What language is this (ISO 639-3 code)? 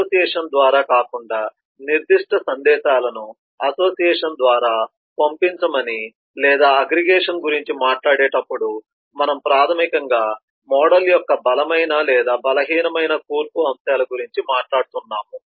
tel